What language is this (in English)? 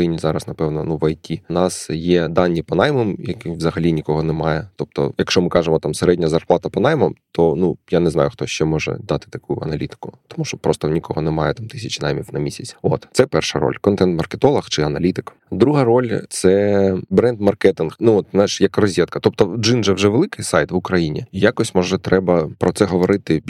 Ukrainian